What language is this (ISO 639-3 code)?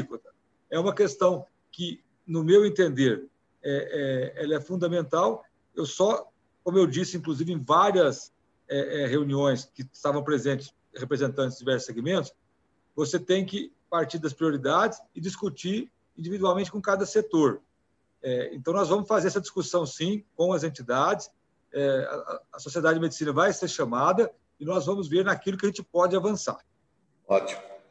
por